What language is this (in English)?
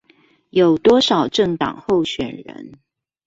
Chinese